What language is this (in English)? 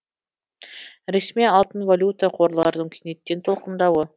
Kazakh